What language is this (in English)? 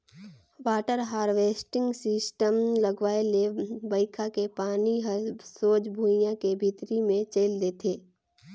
Chhattisgarhi